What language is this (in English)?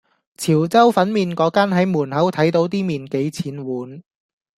Cantonese